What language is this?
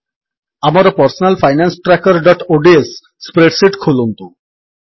Odia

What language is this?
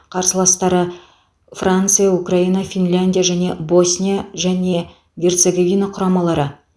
Kazakh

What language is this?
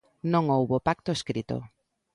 Galician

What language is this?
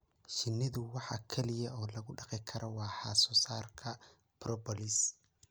Somali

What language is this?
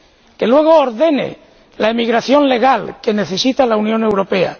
Spanish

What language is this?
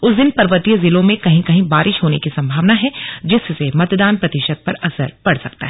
Hindi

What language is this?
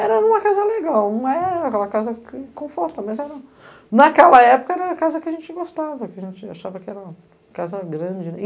Portuguese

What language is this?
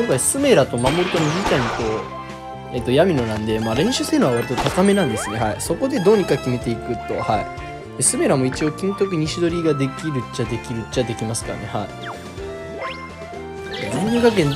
Japanese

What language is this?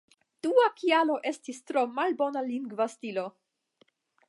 Esperanto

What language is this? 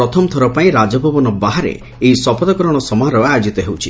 Odia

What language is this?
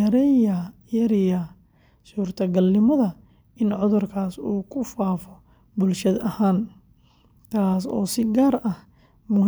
Somali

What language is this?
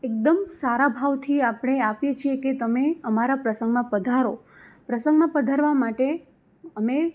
Gujarati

